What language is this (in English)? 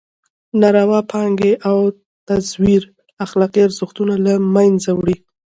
Pashto